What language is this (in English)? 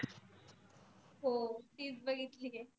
Marathi